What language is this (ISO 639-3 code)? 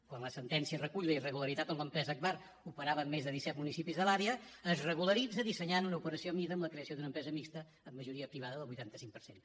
cat